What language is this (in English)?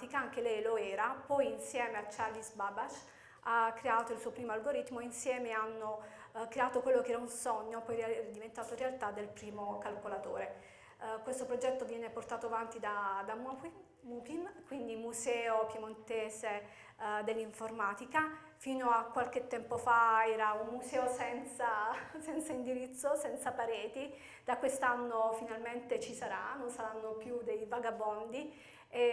Italian